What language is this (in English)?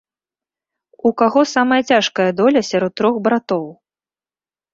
Belarusian